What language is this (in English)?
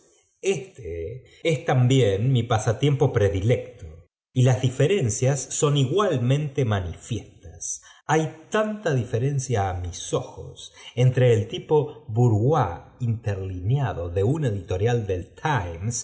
Spanish